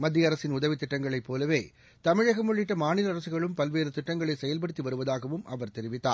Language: Tamil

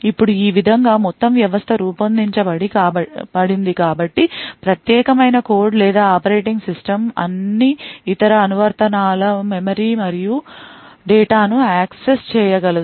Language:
Telugu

